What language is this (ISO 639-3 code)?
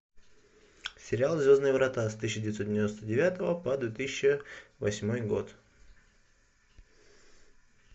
rus